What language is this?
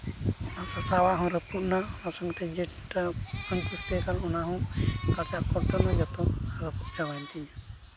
Santali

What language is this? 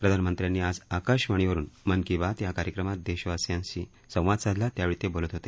Marathi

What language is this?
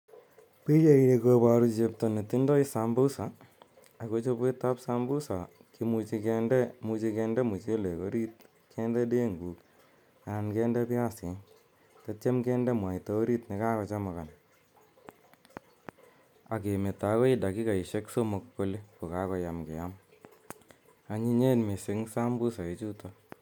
Kalenjin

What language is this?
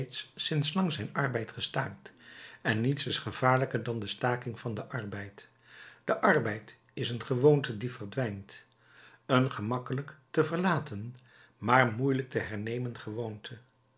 Dutch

